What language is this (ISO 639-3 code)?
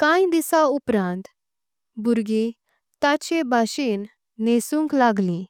kok